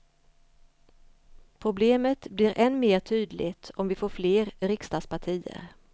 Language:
Swedish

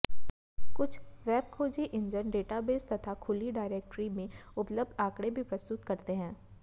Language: Hindi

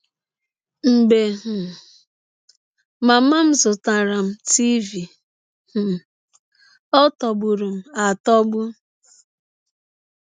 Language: Igbo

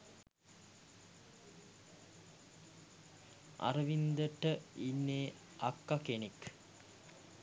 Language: Sinhala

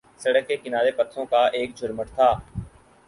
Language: Urdu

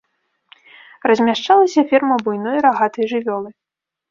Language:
Belarusian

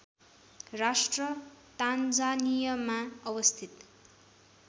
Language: Nepali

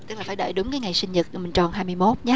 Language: Vietnamese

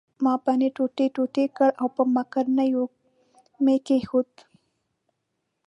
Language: Pashto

